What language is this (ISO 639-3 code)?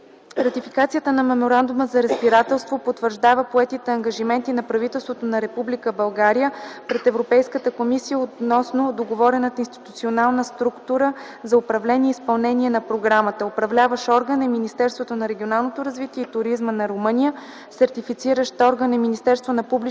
bul